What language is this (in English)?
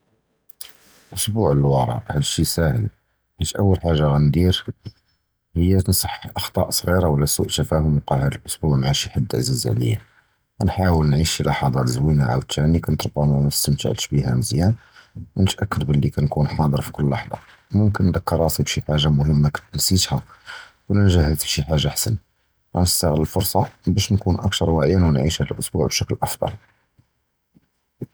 Judeo-Arabic